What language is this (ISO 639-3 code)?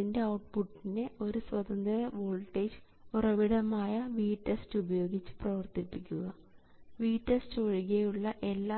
mal